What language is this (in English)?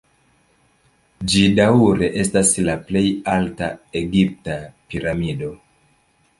Esperanto